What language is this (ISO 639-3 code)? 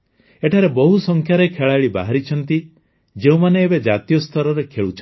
ori